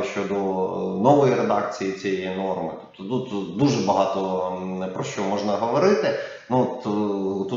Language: Ukrainian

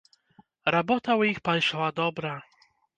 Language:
Belarusian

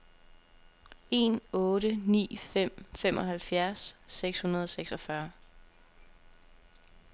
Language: Danish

